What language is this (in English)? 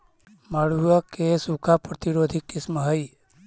Magahi